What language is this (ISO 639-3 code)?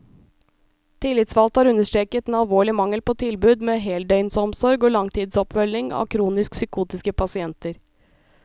nor